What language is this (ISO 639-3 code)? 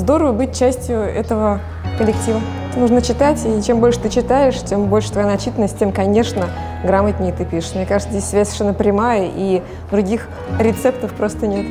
rus